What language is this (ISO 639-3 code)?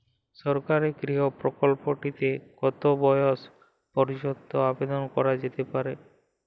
ben